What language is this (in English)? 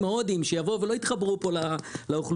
Hebrew